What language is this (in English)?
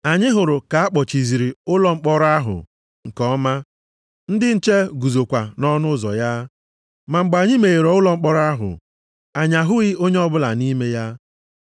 Igbo